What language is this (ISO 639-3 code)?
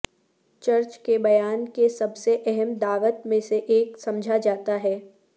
urd